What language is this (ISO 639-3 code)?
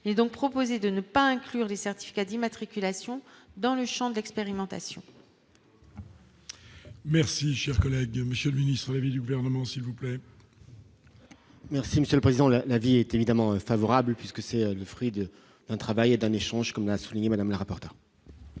fra